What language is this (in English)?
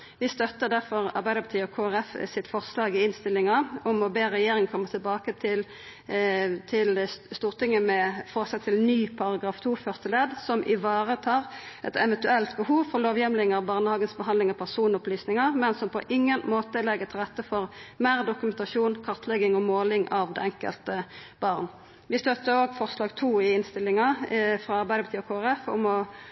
Norwegian Nynorsk